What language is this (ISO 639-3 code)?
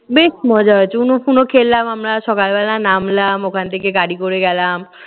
ben